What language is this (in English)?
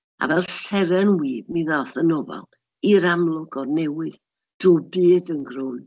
Welsh